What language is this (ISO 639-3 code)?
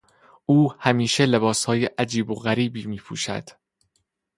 fas